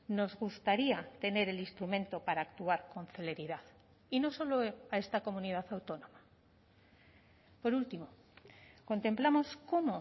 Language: Spanish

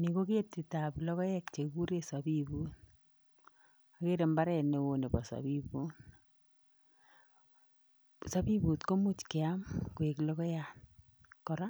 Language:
Kalenjin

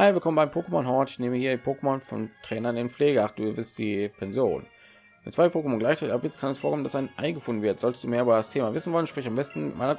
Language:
German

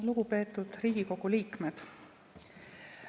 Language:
Estonian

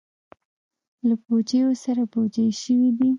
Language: Pashto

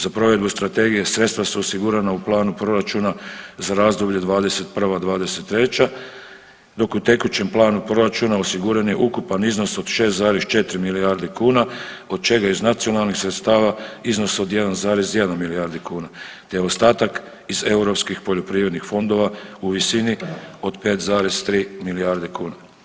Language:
Croatian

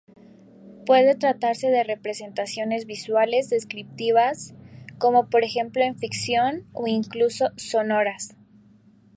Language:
Spanish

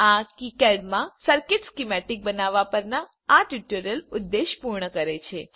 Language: Gujarati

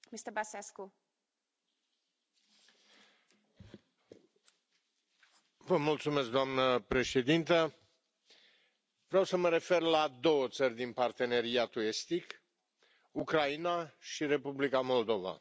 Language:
Romanian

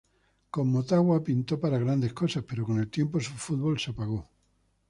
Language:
Spanish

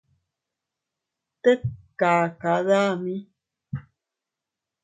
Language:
Teutila Cuicatec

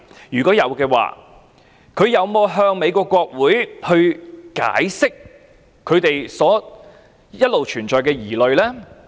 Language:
Cantonese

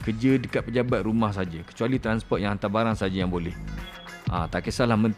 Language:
Malay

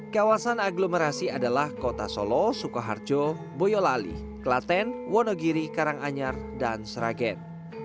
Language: Indonesian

